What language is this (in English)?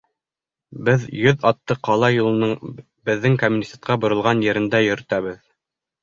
Bashkir